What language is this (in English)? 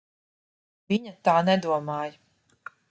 Latvian